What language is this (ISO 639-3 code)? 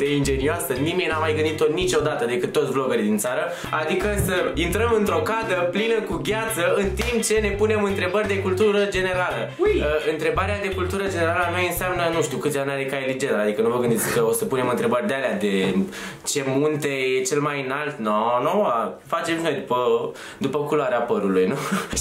ron